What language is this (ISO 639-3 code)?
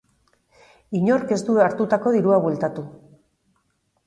eus